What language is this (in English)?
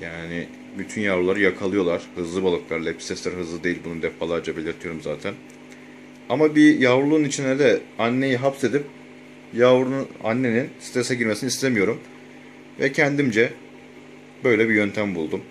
Turkish